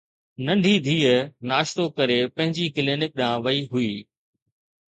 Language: Sindhi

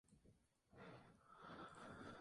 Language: Spanish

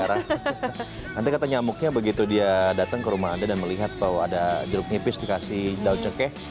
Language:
Indonesian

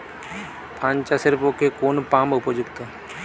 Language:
Bangla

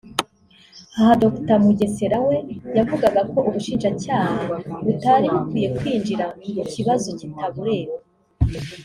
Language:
Kinyarwanda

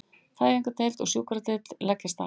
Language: Icelandic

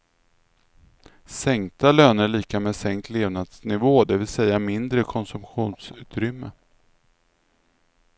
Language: Swedish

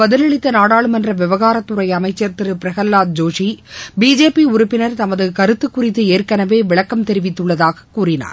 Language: Tamil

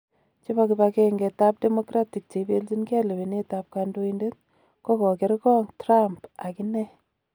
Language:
Kalenjin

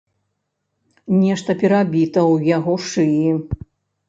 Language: Belarusian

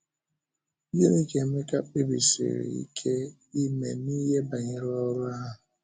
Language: Igbo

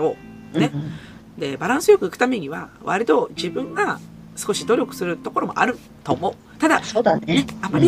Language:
Japanese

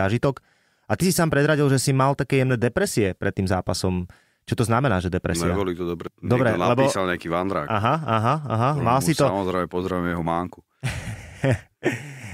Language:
Slovak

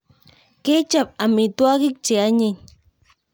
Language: Kalenjin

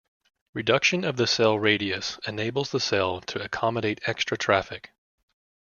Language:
English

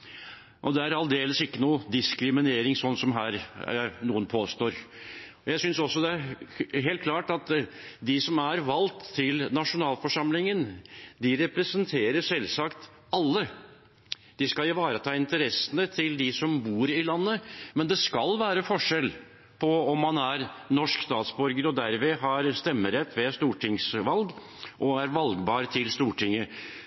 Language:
Norwegian Bokmål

